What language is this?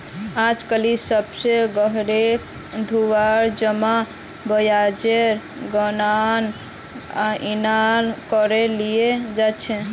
Magahi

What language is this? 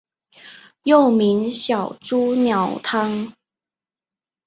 Chinese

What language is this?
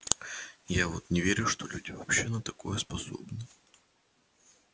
Russian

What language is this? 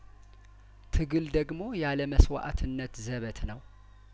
Amharic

